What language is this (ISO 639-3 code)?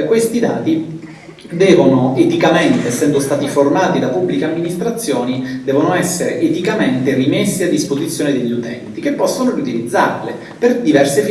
ita